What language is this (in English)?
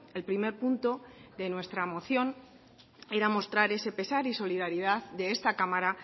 Spanish